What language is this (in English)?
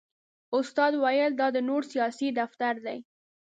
Pashto